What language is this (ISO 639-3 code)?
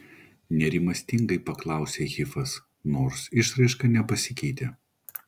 lit